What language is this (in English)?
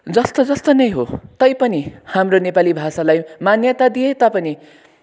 Nepali